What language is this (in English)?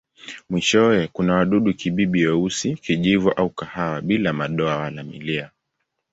Swahili